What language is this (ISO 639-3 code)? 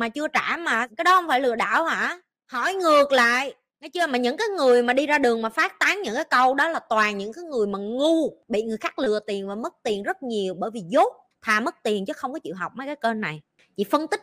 vie